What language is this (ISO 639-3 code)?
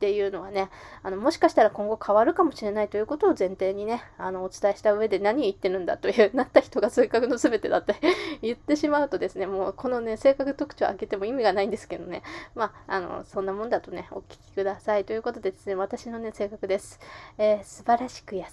jpn